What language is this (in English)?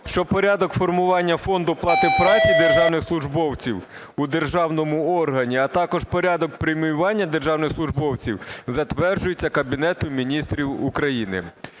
Ukrainian